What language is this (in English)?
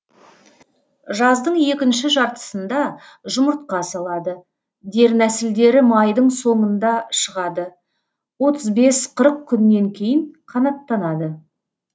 Kazakh